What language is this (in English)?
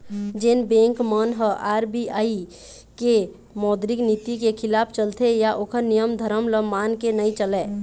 Chhattisgarhi